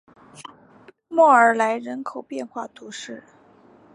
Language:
Chinese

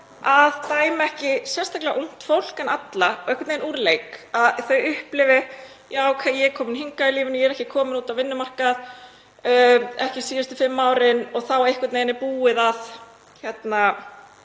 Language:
Icelandic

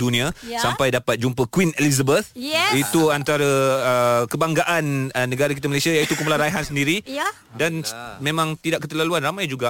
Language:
Malay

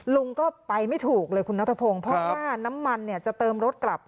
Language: Thai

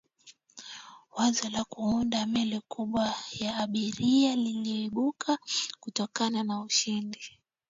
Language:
Swahili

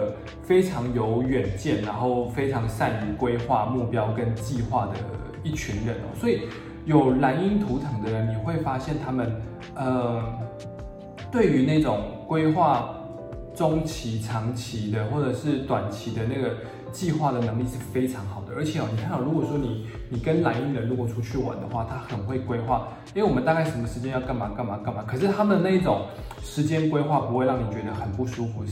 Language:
Chinese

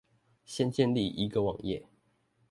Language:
Chinese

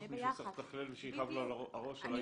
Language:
Hebrew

